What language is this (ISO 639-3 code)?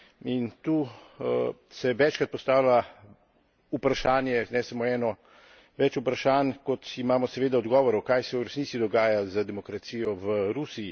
slv